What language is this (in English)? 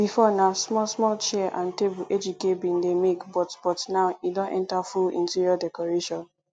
Nigerian Pidgin